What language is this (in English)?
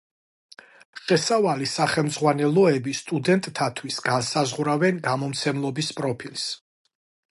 Georgian